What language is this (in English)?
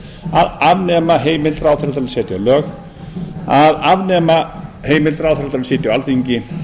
Icelandic